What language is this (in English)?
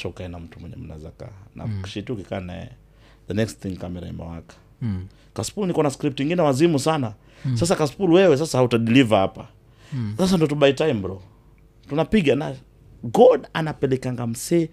Swahili